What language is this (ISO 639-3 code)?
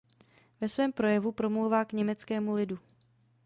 ces